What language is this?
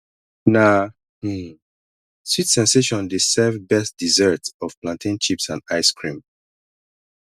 Nigerian Pidgin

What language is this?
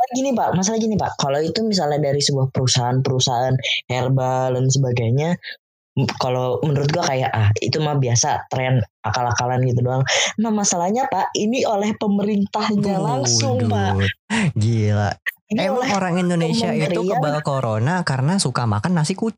Indonesian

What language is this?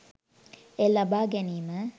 Sinhala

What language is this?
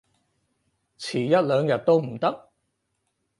Cantonese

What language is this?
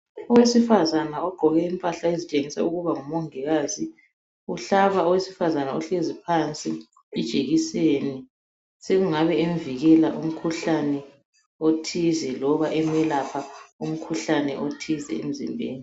North Ndebele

